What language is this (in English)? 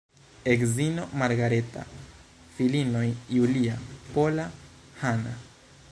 Esperanto